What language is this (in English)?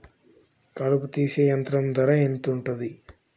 Telugu